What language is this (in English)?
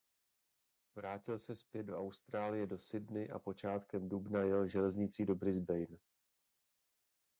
Czech